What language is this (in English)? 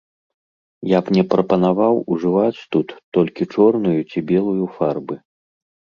Belarusian